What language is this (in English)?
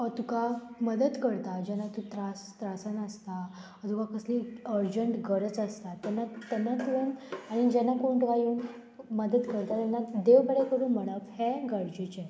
Konkani